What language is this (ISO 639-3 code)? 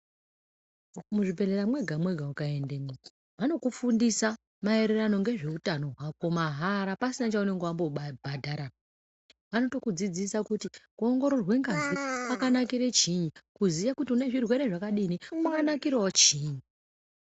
ndc